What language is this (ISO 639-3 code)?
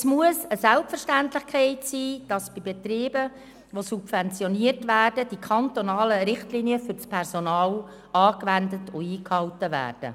gsw